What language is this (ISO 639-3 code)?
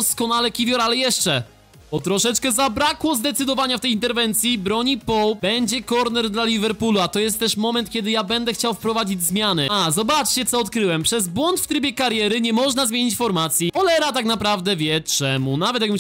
pol